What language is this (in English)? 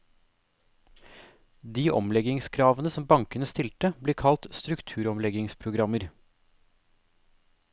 Norwegian